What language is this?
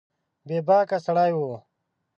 Pashto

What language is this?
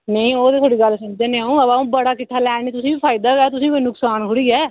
Dogri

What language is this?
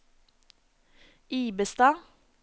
Norwegian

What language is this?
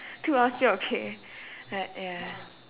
English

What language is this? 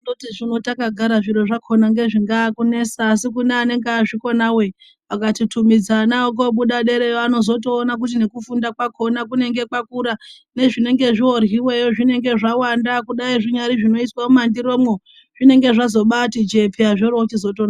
Ndau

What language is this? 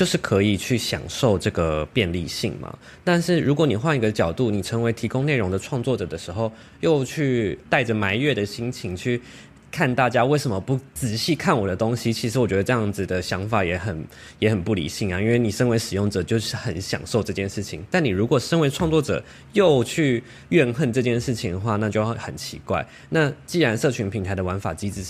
Chinese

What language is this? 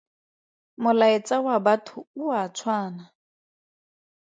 Tswana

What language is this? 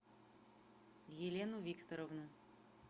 Russian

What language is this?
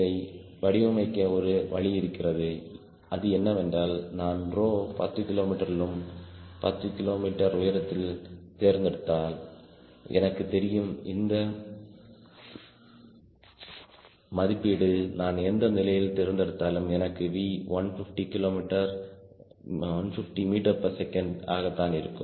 Tamil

